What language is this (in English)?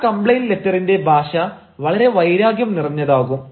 Malayalam